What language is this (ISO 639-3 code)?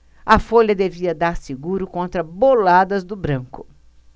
por